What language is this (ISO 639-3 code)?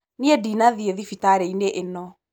kik